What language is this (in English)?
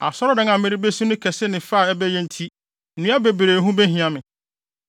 Akan